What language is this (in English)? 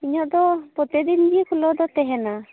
Santali